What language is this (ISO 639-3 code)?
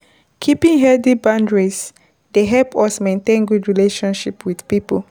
pcm